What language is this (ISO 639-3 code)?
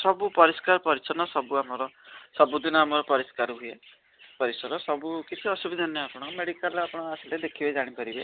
ori